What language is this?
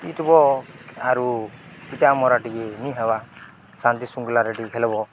Odia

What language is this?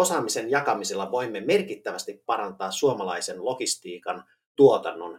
Finnish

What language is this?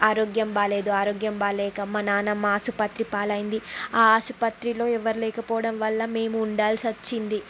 Telugu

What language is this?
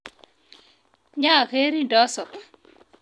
Kalenjin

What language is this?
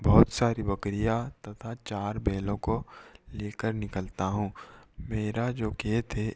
Hindi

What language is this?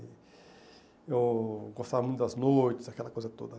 Portuguese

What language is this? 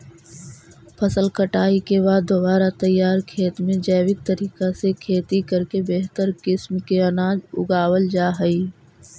Magahi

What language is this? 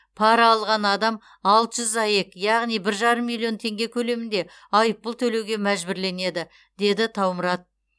Kazakh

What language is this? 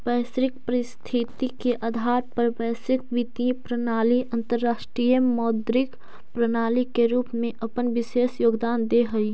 Magahi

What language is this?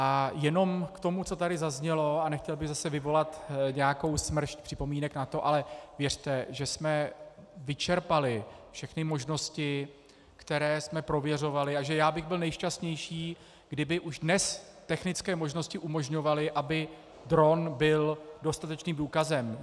Czech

